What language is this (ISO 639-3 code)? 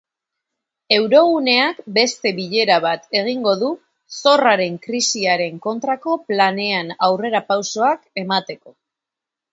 eus